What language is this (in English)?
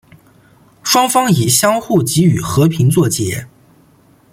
Chinese